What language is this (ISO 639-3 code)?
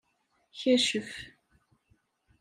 kab